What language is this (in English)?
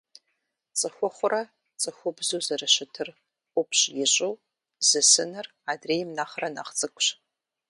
Kabardian